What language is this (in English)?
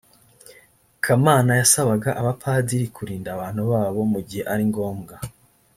Kinyarwanda